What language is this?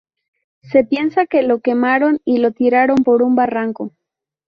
Spanish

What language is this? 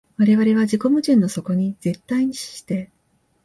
Japanese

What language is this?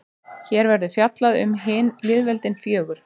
Icelandic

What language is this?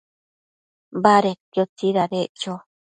Matsés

